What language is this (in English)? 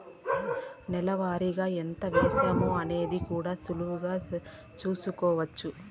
Telugu